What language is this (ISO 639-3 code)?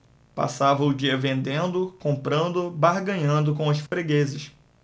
por